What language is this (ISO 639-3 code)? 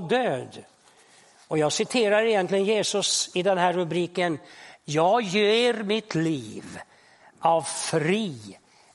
swe